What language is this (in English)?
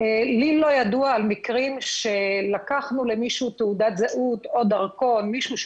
Hebrew